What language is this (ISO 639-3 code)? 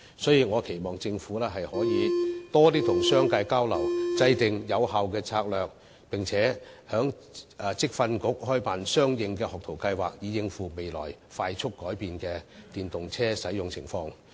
yue